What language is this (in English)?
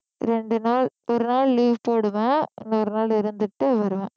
Tamil